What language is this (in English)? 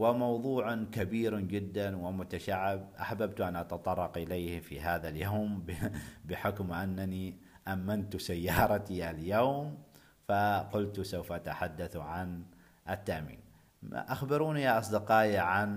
Arabic